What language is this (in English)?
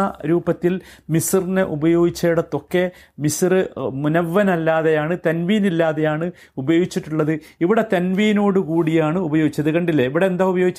Malayalam